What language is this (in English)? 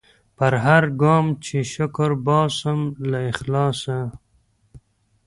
Pashto